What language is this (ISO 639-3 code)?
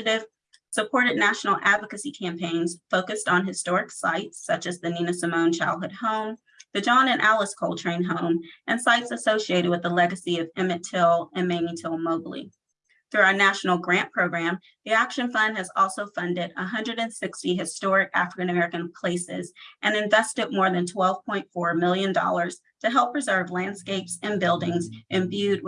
eng